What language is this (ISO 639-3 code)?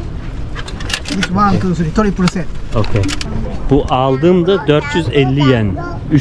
tur